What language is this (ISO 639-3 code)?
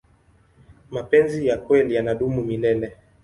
swa